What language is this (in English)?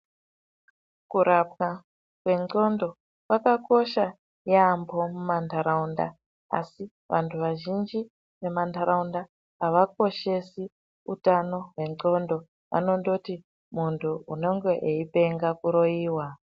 Ndau